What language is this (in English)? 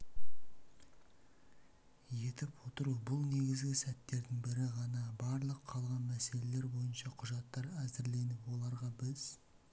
Kazakh